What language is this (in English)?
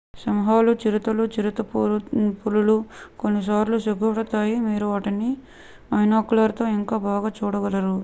Telugu